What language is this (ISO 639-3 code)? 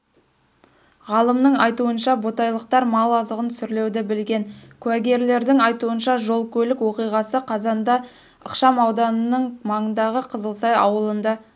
kaz